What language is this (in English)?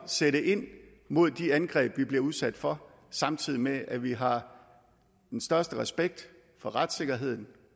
Danish